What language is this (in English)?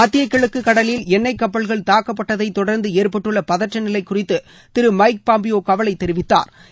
Tamil